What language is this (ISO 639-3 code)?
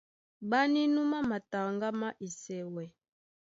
dua